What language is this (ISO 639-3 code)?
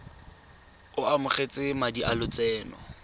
tsn